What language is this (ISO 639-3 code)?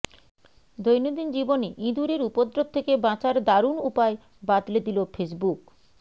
ben